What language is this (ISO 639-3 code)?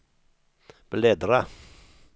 swe